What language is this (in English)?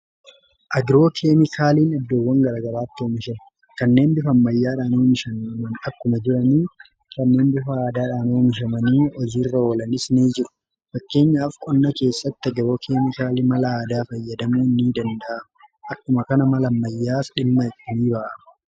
Oromo